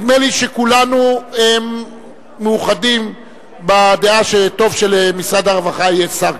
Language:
Hebrew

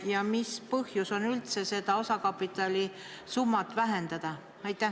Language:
Estonian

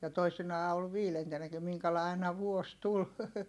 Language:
Finnish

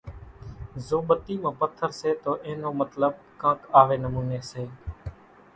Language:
Kachi Koli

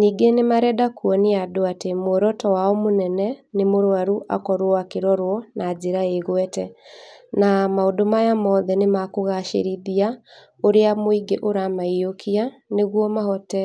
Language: Kikuyu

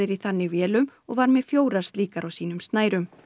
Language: Icelandic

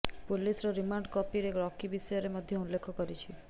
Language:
Odia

